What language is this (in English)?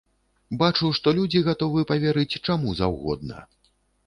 Belarusian